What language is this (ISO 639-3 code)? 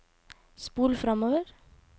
nor